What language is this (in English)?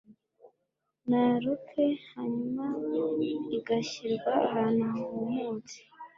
Kinyarwanda